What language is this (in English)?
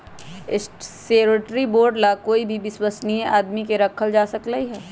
Magahi